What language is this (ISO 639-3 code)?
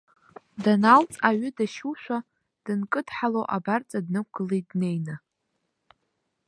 abk